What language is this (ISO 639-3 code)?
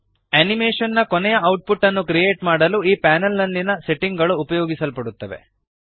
kan